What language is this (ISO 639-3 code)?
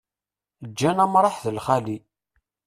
kab